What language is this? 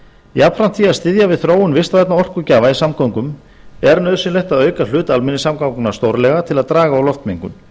Icelandic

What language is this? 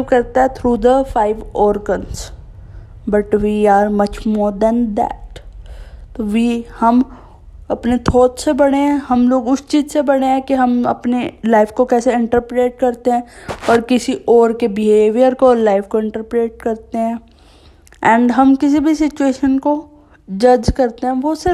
Hindi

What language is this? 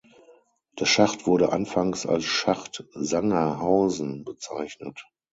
German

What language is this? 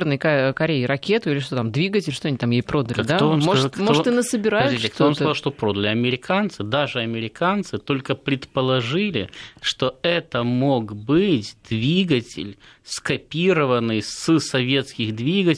Russian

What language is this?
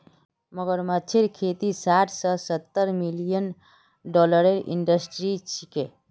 Magahi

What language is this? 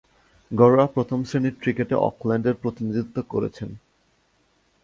Bangla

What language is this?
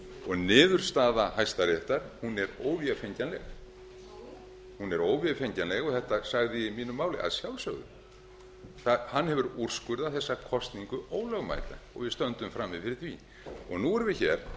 Icelandic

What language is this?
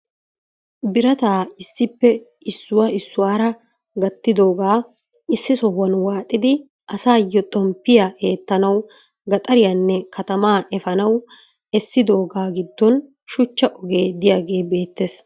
Wolaytta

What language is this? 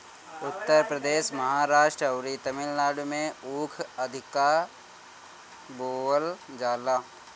Bhojpuri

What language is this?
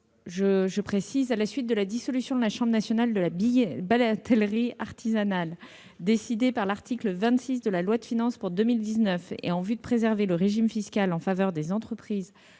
French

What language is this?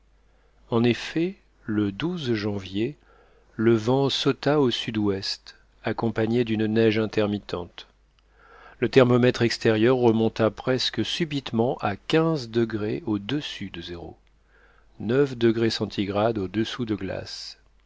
French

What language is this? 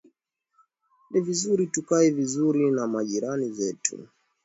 Swahili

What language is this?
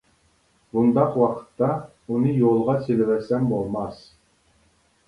Uyghur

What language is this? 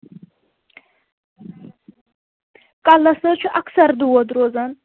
Kashmiri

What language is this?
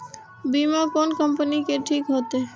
Maithili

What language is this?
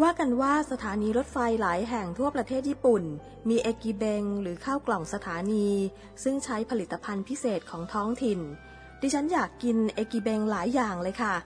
Thai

